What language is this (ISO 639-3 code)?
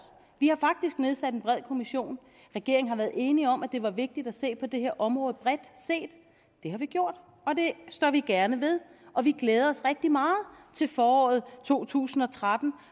dan